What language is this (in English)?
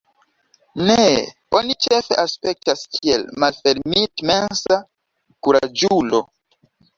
Esperanto